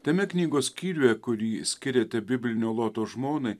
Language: Lithuanian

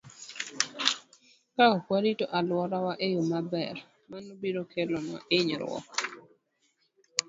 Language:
Luo (Kenya and Tanzania)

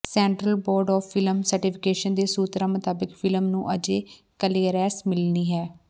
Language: Punjabi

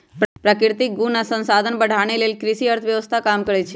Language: Magahi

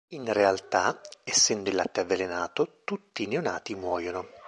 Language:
Italian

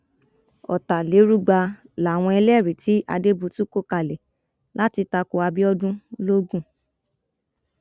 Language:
Yoruba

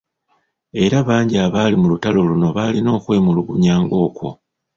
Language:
Ganda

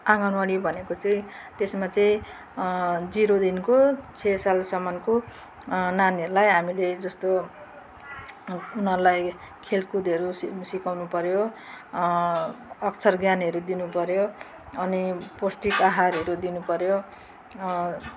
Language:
Nepali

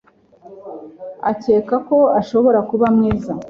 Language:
Kinyarwanda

